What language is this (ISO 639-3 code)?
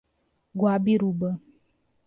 por